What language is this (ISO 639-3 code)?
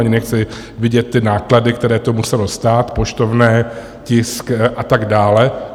ces